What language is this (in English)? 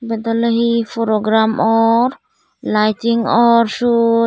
Chakma